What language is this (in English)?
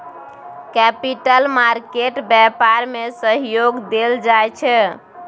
Maithili